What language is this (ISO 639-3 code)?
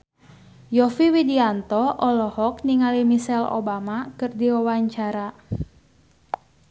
sun